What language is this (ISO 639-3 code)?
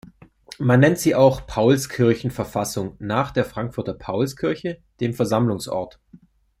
deu